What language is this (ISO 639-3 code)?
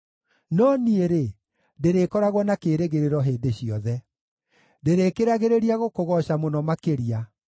kik